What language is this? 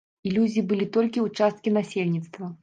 Belarusian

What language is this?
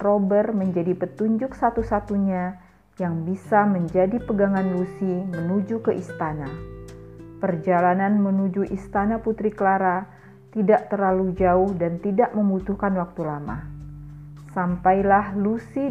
Indonesian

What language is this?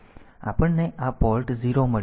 Gujarati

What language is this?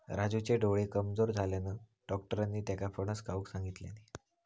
Marathi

